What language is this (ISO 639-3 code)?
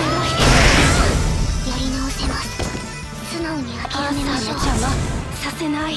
jpn